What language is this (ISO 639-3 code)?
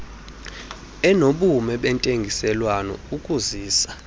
xho